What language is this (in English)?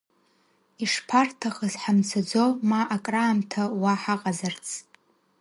Abkhazian